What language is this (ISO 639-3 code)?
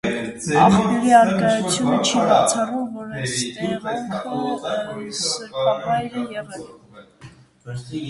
hye